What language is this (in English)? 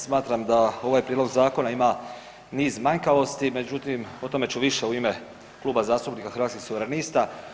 Croatian